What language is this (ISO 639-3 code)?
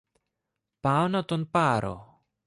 ell